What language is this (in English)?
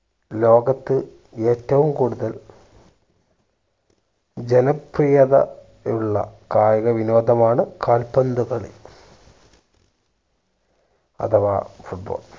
Malayalam